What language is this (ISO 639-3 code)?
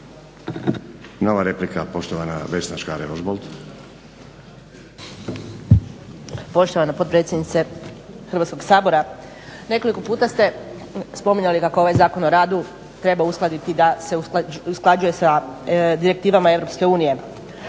hrv